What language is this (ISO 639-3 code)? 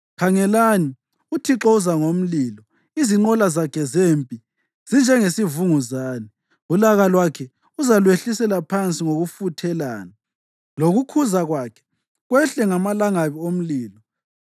nde